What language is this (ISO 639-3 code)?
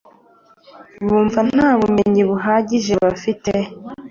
kin